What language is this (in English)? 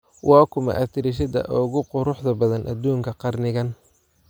Somali